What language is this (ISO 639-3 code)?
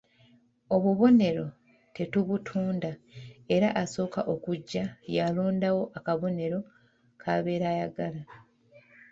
lug